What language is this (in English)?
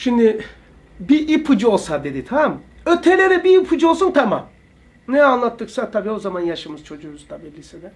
Turkish